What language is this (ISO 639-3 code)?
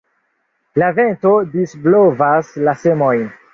epo